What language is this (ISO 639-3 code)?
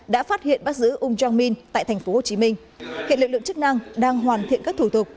vie